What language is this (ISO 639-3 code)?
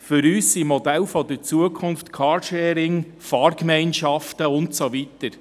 gsw